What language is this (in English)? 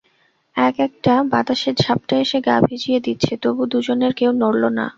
Bangla